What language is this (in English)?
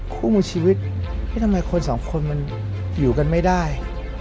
Thai